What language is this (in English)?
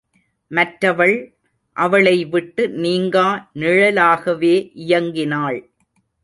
Tamil